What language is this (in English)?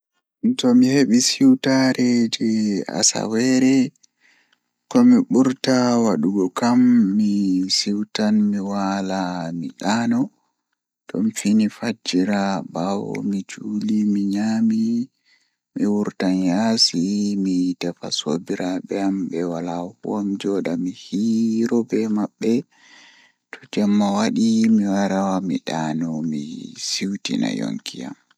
Fula